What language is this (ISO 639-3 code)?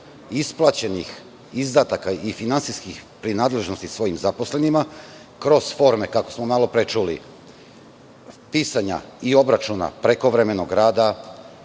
srp